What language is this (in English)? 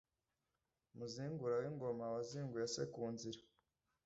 Kinyarwanda